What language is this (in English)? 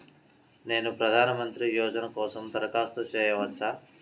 Telugu